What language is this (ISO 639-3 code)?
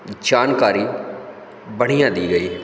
hin